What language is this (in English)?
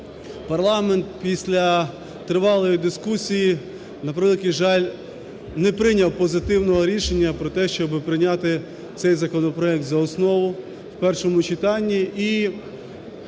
Ukrainian